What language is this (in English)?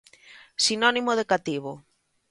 Galician